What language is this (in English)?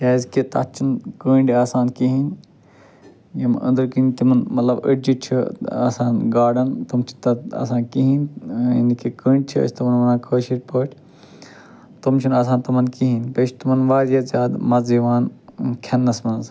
Kashmiri